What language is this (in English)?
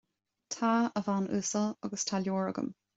Irish